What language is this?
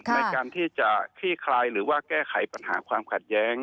Thai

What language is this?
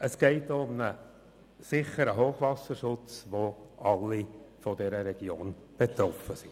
Swiss German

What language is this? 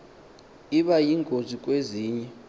Xhosa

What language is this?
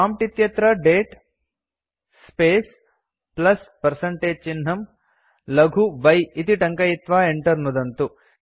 Sanskrit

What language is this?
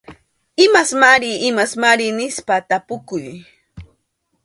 Arequipa-La Unión Quechua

